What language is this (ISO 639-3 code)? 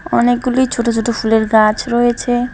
ben